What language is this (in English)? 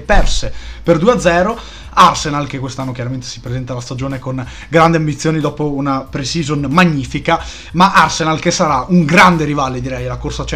Italian